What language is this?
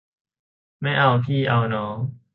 Thai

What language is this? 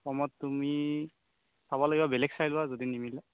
Assamese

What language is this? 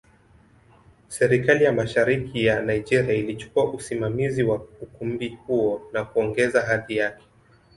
Swahili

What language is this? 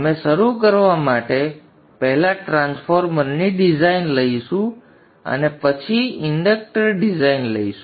Gujarati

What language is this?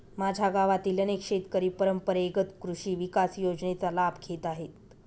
Marathi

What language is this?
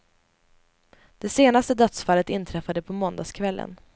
Swedish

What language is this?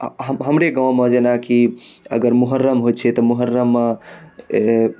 Maithili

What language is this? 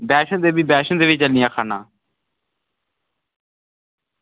Dogri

